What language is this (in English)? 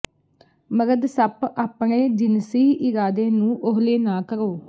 Punjabi